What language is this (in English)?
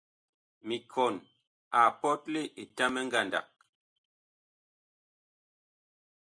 Bakoko